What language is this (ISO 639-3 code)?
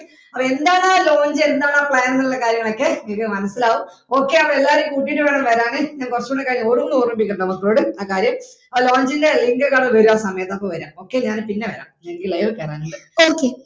mal